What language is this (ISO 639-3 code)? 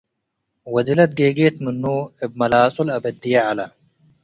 tig